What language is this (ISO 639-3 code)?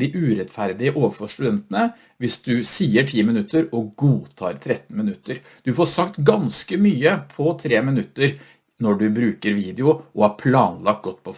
nor